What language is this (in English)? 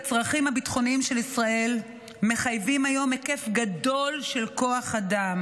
Hebrew